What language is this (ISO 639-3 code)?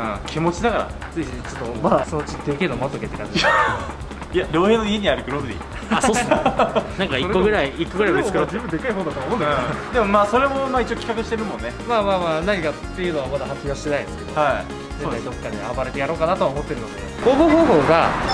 jpn